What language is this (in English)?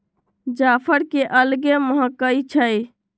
Magahi